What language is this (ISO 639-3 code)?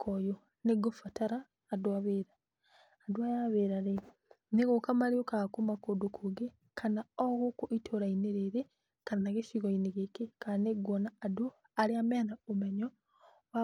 kik